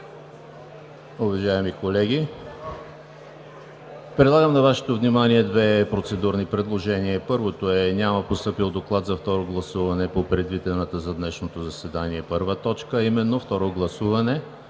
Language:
Bulgarian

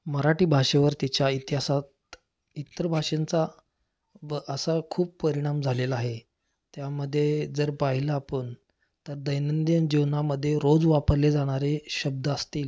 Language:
Marathi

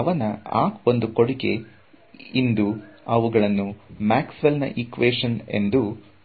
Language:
Kannada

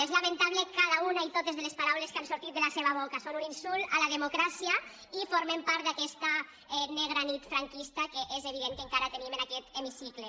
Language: Catalan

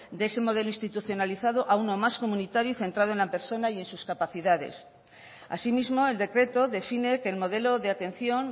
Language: Spanish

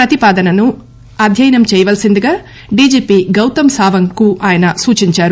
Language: Telugu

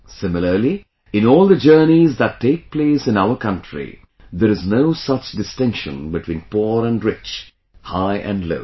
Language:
English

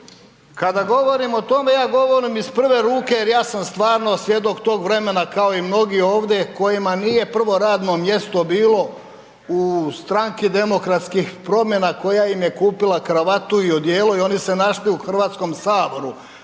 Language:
Croatian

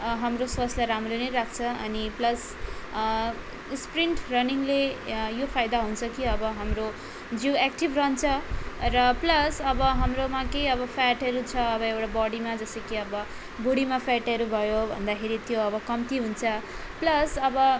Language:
Nepali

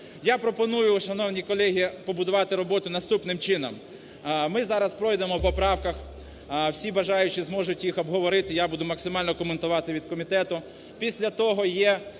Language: Ukrainian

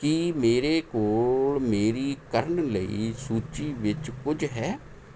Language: Punjabi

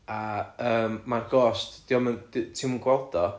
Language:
Welsh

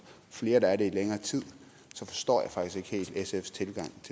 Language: Danish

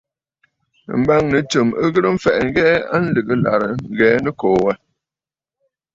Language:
Bafut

